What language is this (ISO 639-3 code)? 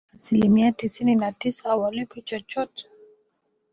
swa